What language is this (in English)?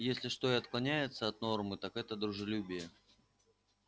Russian